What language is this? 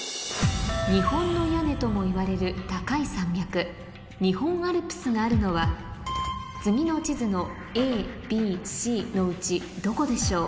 Japanese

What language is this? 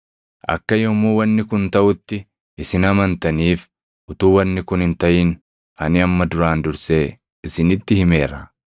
Oromo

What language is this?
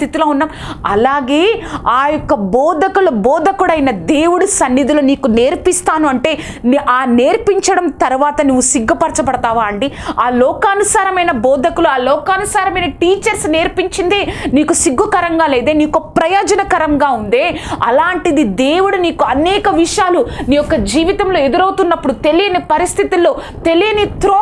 Telugu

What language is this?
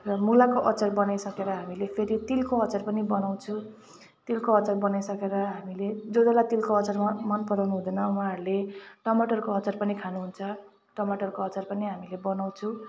Nepali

